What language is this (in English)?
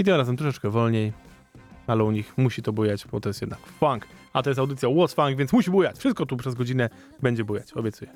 Polish